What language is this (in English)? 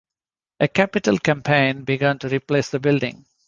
English